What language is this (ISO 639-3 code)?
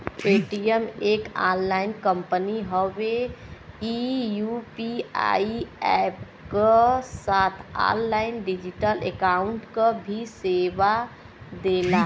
bho